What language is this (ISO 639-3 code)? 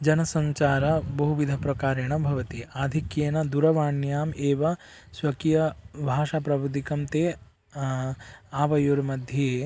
san